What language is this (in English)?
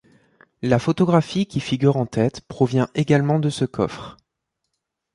French